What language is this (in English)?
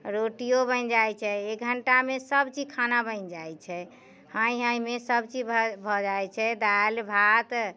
Maithili